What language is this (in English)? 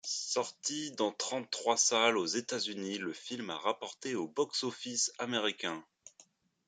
French